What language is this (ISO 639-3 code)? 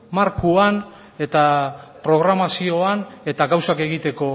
eus